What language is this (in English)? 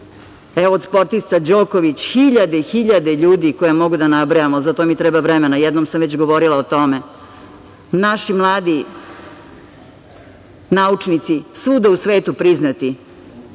Serbian